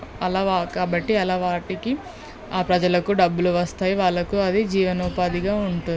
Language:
Telugu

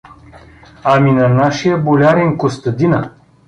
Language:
Bulgarian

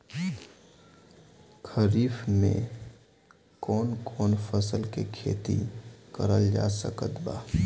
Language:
Bhojpuri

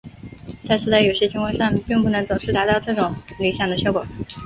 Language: Chinese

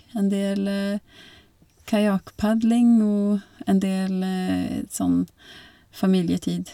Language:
Norwegian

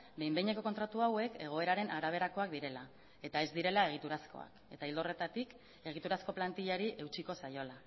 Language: Basque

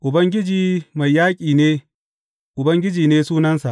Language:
Hausa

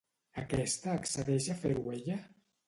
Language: Catalan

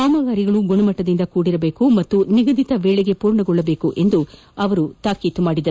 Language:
Kannada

